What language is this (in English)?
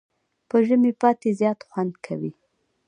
Pashto